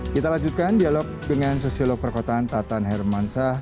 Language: Indonesian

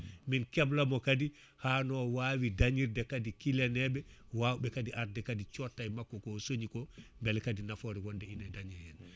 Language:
Fula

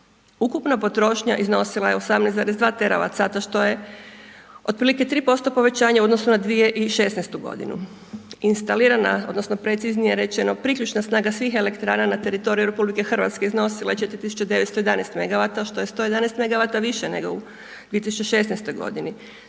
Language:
Croatian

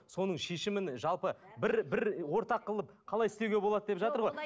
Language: Kazakh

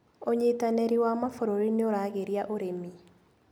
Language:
Kikuyu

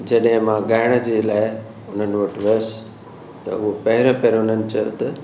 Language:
Sindhi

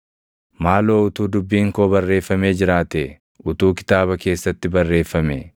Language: Oromo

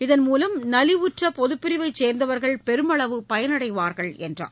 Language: Tamil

